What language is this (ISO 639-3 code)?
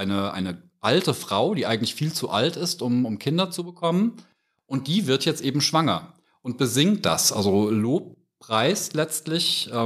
deu